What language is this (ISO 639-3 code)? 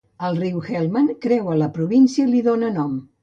cat